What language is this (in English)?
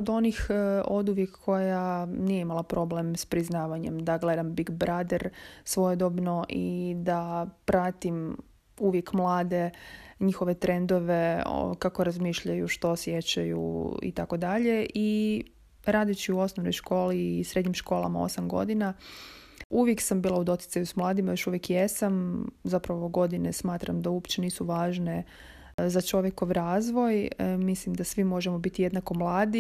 Croatian